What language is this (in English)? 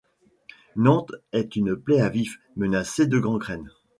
French